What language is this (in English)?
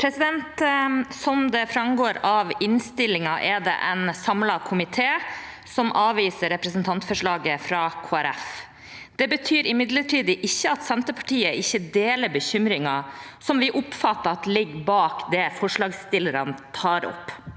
Norwegian